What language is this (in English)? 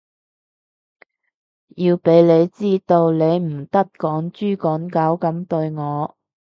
Cantonese